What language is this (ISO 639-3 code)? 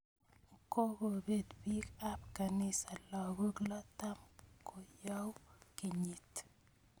kln